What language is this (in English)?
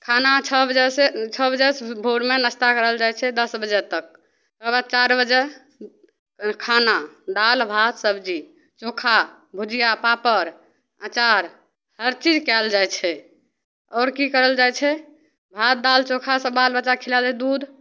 Maithili